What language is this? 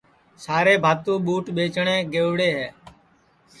Sansi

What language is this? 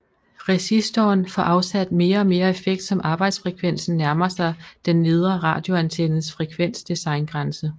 Danish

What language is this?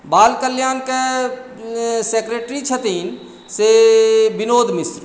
Maithili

